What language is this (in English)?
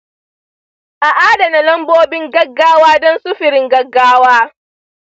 Hausa